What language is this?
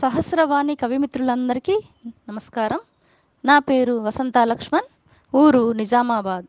Telugu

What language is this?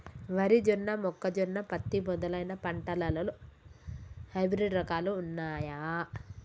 Telugu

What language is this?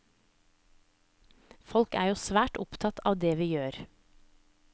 Norwegian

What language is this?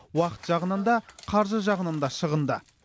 Kazakh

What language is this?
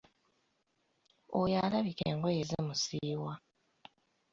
Ganda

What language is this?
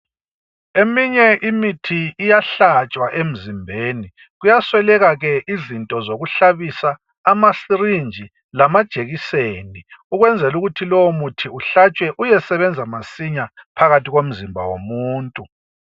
North Ndebele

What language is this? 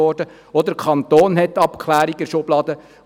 Swiss German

